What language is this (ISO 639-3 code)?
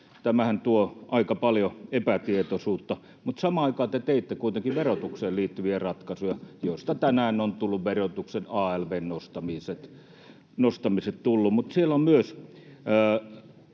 fin